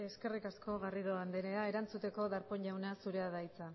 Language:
Basque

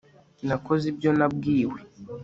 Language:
Kinyarwanda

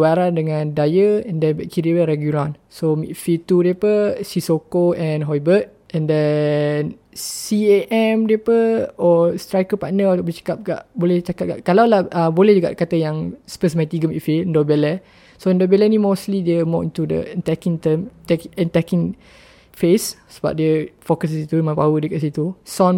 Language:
Malay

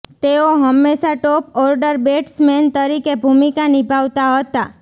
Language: Gujarati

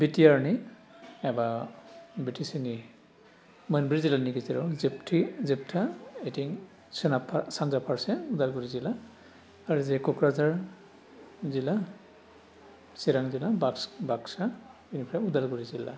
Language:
Bodo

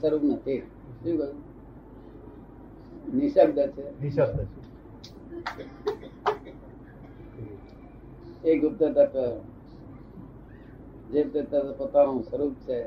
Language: Gujarati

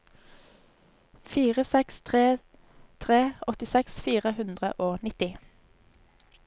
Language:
Norwegian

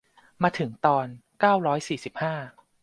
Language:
Thai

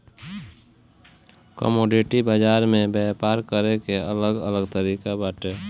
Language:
Bhojpuri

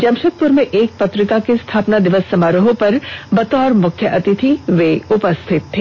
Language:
Hindi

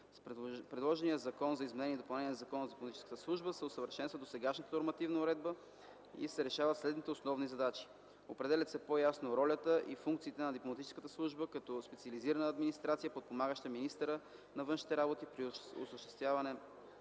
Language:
Bulgarian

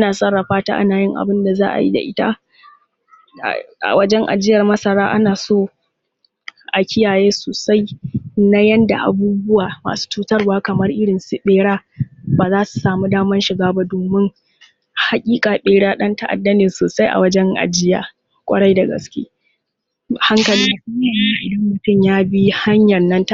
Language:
Hausa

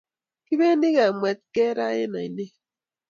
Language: Kalenjin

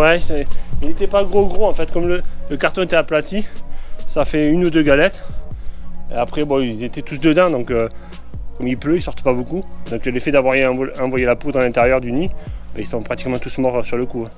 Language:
French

